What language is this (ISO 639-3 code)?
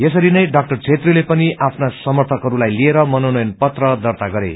nep